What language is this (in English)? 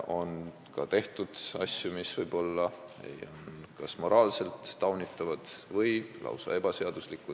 Estonian